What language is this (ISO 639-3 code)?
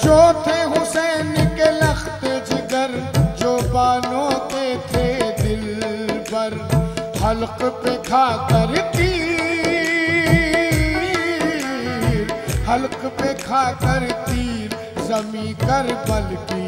hin